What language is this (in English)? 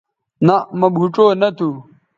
Bateri